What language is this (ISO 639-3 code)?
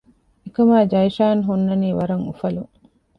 div